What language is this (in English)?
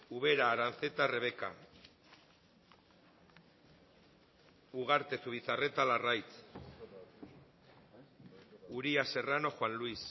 Basque